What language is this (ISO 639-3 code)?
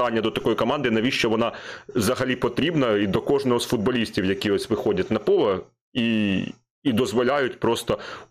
ukr